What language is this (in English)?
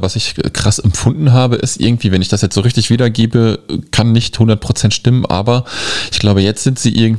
German